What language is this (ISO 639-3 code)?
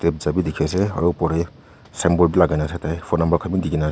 nag